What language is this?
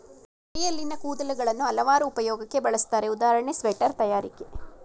Kannada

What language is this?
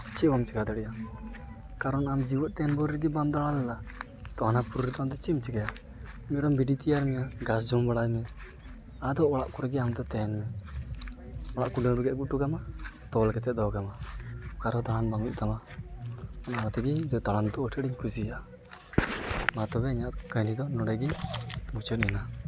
Santali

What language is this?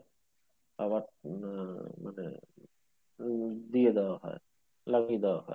Bangla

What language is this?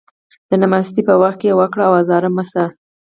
Pashto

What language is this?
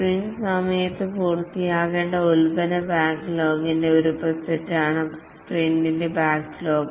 Malayalam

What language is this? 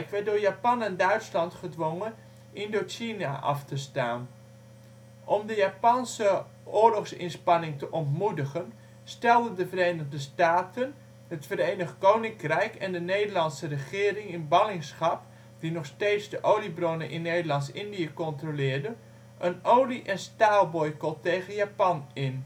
Dutch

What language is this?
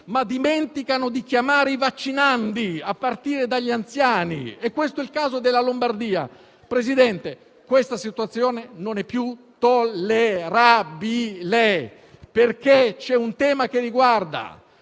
Italian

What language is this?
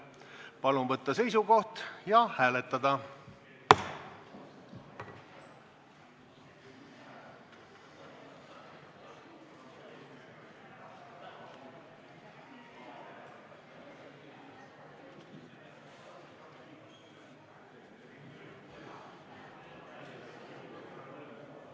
Estonian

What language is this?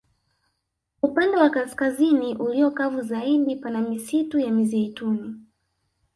Swahili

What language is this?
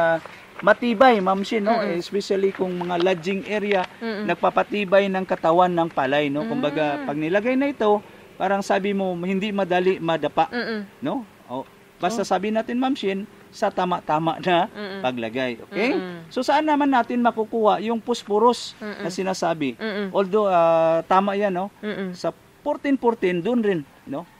Filipino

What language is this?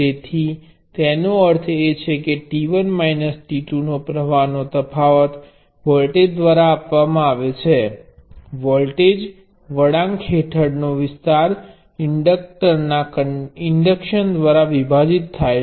Gujarati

